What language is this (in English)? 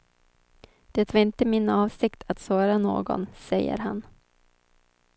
Swedish